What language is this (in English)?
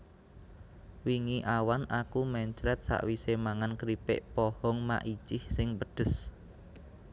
Javanese